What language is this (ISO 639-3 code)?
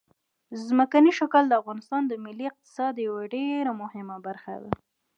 pus